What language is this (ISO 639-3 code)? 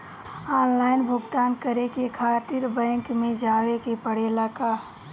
bho